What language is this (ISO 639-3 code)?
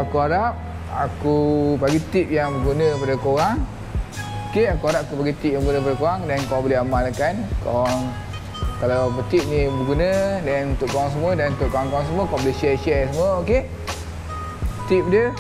msa